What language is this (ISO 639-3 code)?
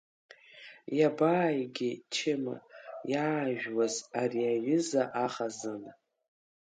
abk